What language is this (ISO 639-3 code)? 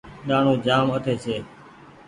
gig